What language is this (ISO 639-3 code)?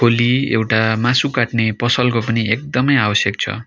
nep